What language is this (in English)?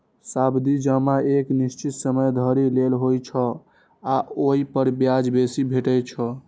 Maithili